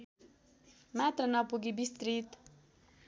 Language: Nepali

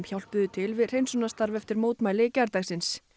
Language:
Icelandic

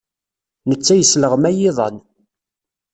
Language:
Kabyle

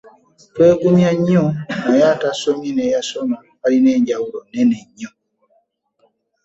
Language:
Ganda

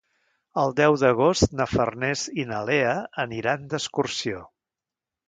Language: Catalan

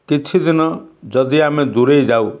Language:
Odia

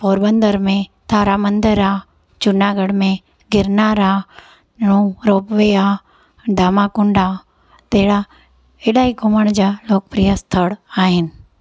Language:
Sindhi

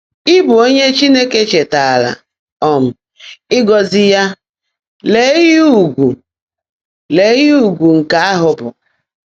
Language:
Igbo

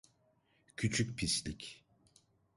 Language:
Turkish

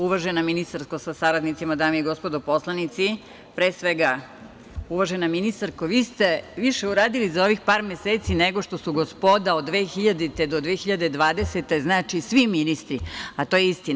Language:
Serbian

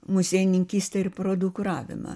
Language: Lithuanian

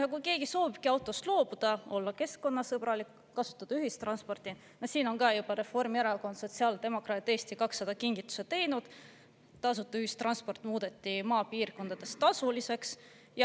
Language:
Estonian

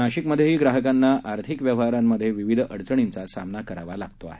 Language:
Marathi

